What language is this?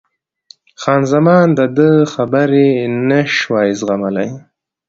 Pashto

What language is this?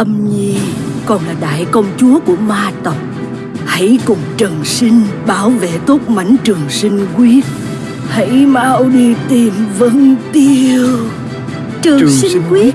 Vietnamese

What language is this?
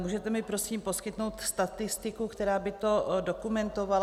Czech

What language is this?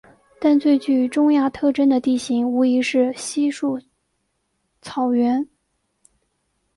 Chinese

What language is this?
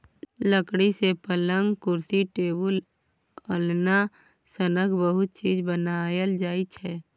Maithili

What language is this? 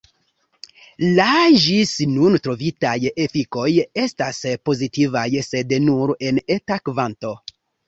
Esperanto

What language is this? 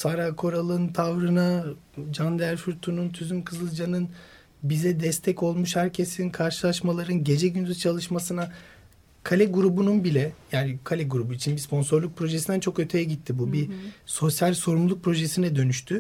Turkish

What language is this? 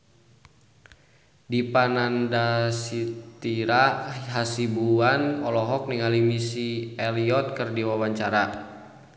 Sundanese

